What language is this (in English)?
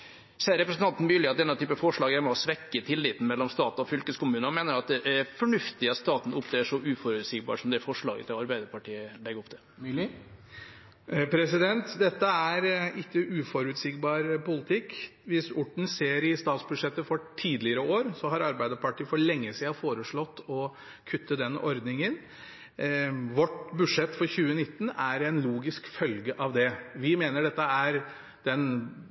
Norwegian